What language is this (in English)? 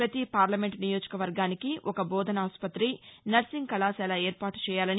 Telugu